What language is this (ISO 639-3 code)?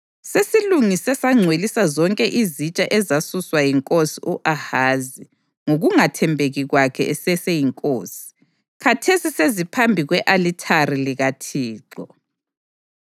nde